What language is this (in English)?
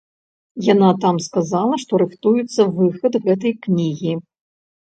Belarusian